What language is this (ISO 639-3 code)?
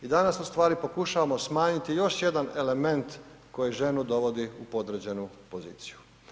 hrv